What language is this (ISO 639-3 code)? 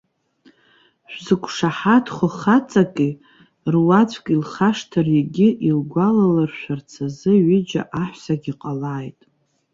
abk